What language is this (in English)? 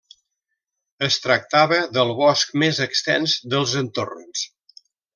Catalan